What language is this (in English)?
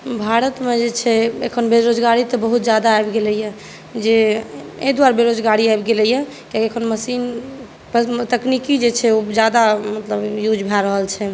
Maithili